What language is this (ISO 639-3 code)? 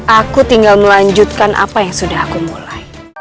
ind